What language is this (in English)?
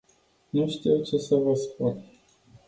Romanian